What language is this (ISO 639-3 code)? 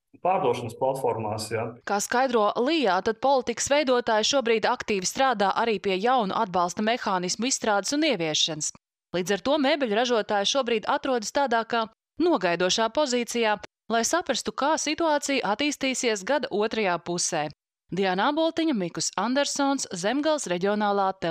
lav